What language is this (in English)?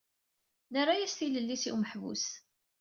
Kabyle